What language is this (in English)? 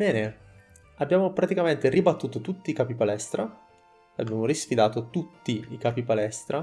Italian